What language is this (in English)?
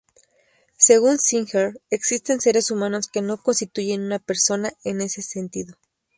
Spanish